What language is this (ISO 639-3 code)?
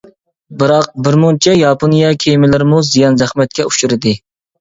uig